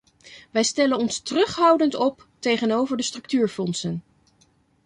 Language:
Dutch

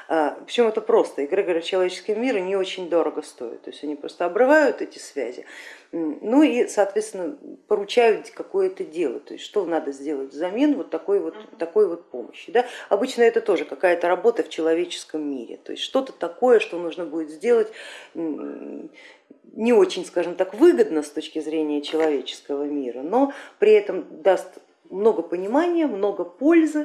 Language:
Russian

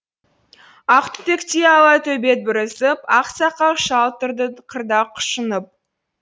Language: Kazakh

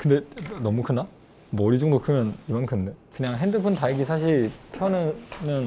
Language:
Korean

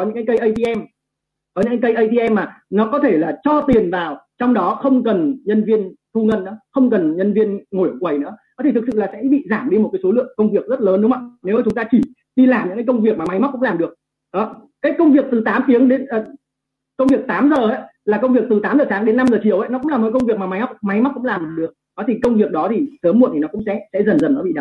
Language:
Vietnamese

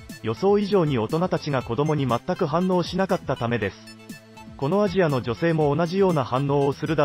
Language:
Japanese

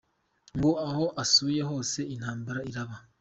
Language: Kinyarwanda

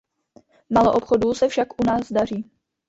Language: Czech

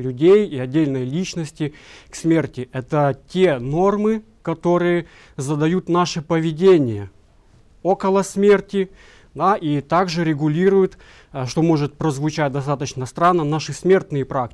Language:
Russian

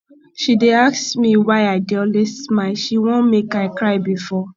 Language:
Nigerian Pidgin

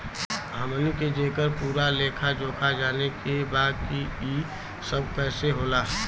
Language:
Bhojpuri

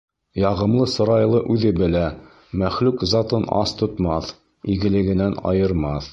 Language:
Bashkir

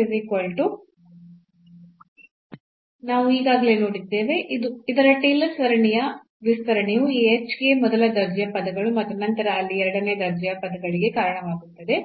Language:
Kannada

